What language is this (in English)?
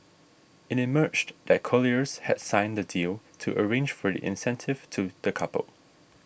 English